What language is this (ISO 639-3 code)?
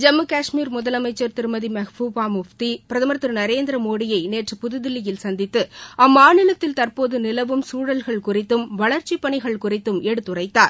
tam